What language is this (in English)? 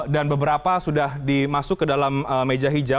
Indonesian